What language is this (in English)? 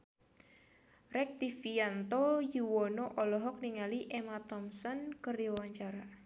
Sundanese